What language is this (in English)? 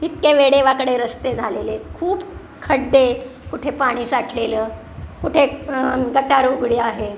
Marathi